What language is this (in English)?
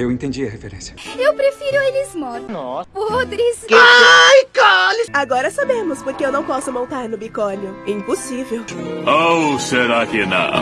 Portuguese